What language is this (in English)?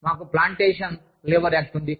Telugu